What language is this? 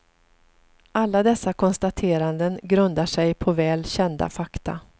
Swedish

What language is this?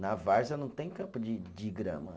Portuguese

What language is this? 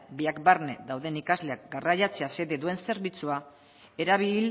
Basque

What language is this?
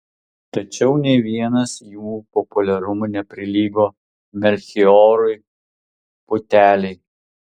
Lithuanian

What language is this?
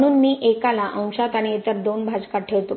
Marathi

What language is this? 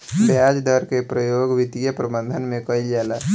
Bhojpuri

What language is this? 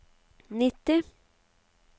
Norwegian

